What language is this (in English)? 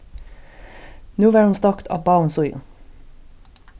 Faroese